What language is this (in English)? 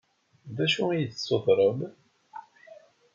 Kabyle